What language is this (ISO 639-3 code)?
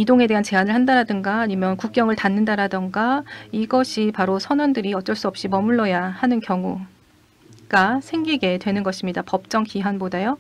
kor